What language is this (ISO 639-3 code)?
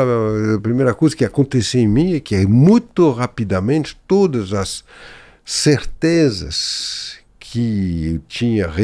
por